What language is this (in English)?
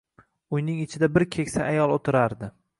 Uzbek